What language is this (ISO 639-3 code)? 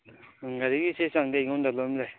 mni